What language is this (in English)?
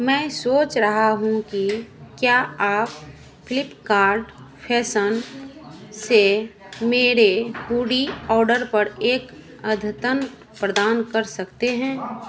Hindi